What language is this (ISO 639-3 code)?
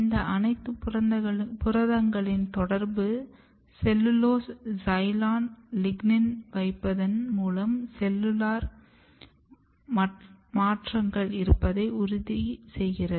tam